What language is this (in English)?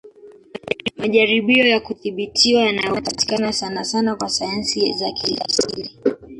Swahili